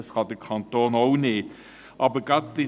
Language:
Swiss German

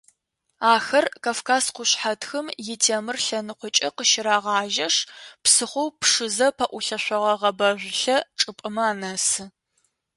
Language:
Adyghe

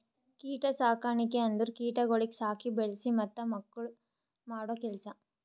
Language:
Kannada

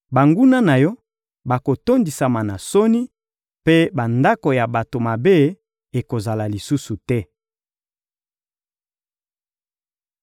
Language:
Lingala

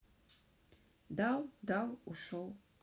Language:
Russian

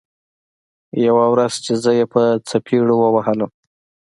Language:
Pashto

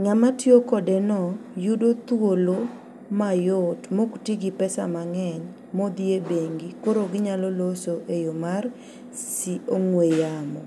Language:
Luo (Kenya and Tanzania)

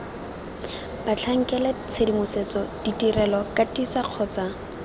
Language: Tswana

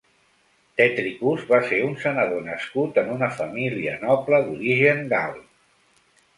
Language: Catalan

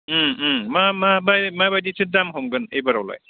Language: Bodo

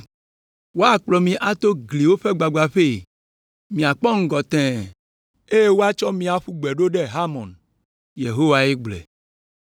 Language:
Ewe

